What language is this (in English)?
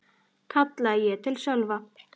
Icelandic